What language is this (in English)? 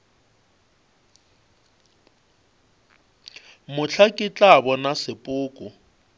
Northern Sotho